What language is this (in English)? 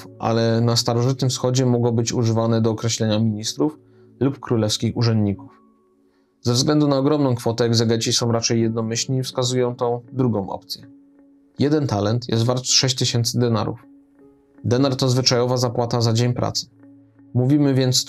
Polish